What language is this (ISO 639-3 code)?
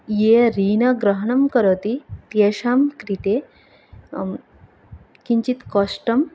san